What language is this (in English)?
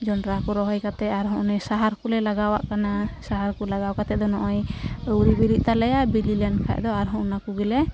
Santali